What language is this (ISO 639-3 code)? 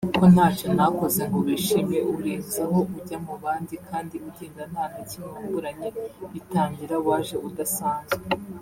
kin